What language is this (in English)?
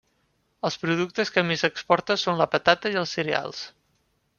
Catalan